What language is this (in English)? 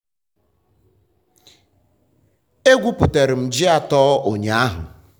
Igbo